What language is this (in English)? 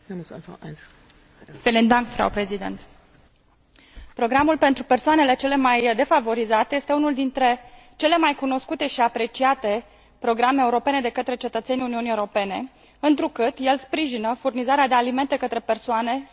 Romanian